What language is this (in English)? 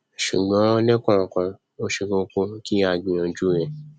Yoruba